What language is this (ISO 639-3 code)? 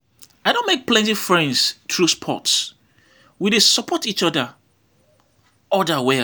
pcm